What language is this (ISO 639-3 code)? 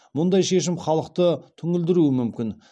kaz